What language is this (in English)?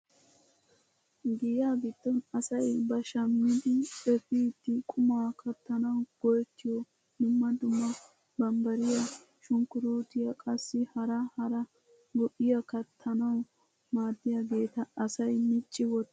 Wolaytta